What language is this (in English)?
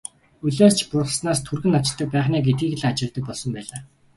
Mongolian